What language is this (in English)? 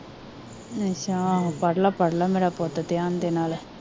Punjabi